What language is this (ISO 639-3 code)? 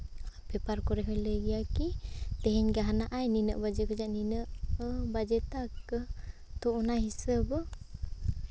sat